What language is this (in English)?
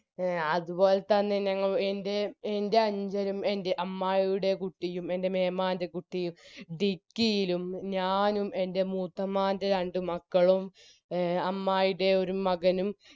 Malayalam